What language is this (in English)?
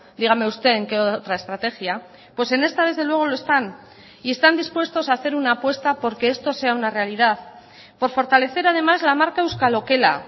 Spanish